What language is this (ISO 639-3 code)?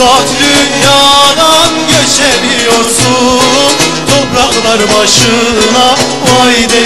tur